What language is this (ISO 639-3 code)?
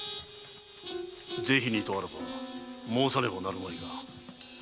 jpn